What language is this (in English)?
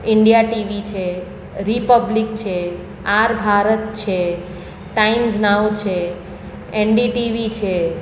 Gujarati